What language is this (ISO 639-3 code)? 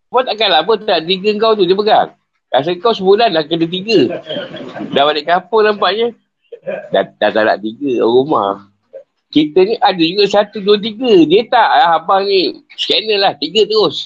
msa